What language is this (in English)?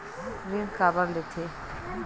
Chhattisgarhi